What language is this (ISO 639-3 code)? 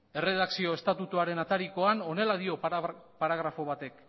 eus